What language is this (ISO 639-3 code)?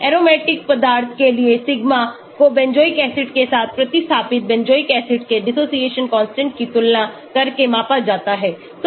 hin